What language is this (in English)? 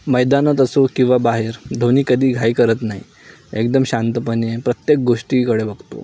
Marathi